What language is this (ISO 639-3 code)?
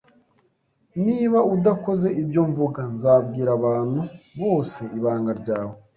kin